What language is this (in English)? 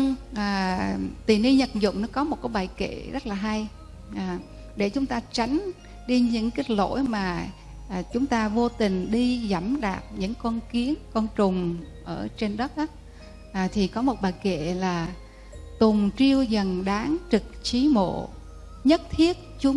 Vietnamese